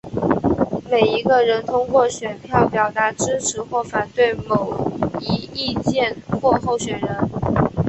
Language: Chinese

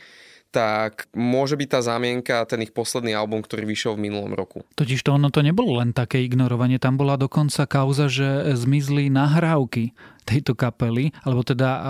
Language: Slovak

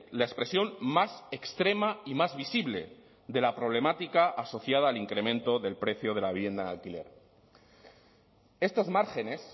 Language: Spanish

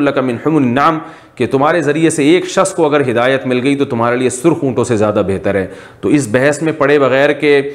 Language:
Hindi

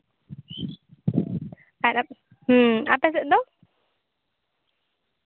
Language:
Santali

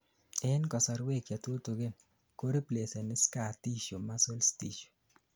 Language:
Kalenjin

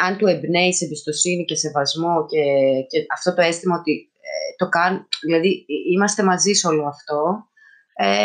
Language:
Greek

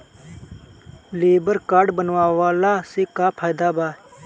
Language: Bhojpuri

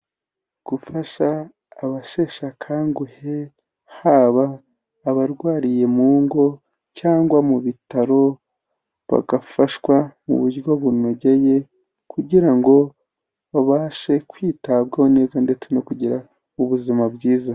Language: Kinyarwanda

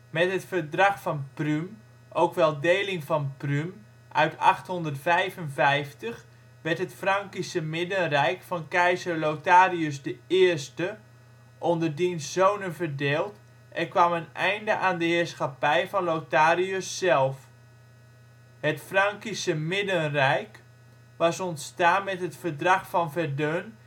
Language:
Dutch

